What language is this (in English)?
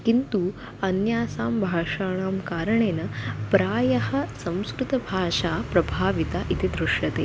Sanskrit